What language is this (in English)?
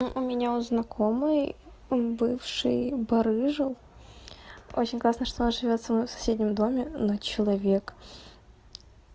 Russian